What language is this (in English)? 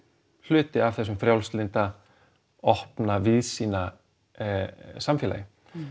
Icelandic